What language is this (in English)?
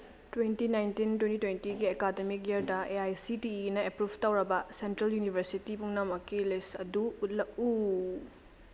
Manipuri